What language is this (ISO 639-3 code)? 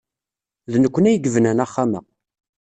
kab